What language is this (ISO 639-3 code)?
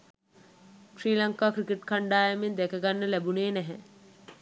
sin